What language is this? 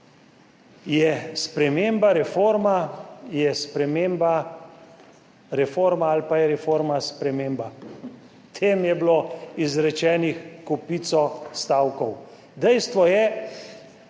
Slovenian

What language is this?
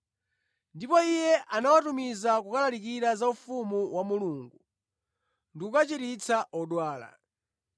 Nyanja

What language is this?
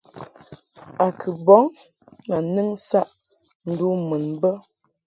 Mungaka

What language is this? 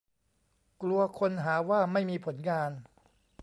Thai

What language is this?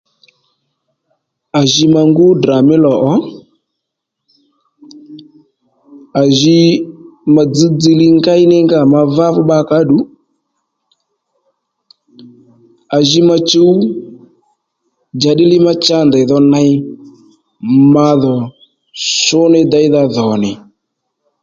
Lendu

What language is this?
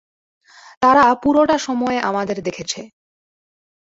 Bangla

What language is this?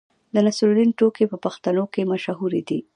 Pashto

